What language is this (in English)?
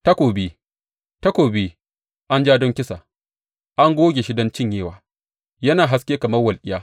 Hausa